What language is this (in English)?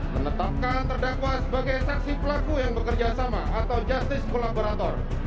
Indonesian